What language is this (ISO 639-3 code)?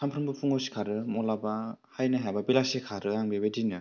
brx